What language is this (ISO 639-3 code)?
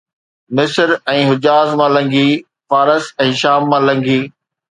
snd